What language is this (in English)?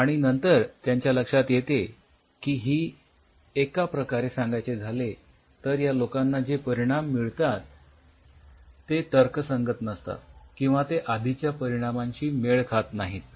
Marathi